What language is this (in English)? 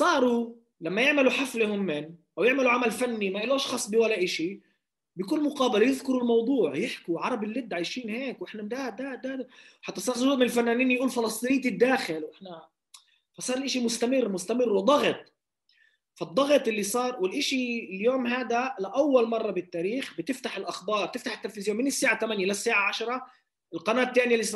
Arabic